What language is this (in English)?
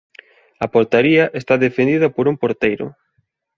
Galician